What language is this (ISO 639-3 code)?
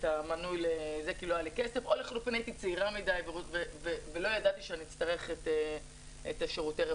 heb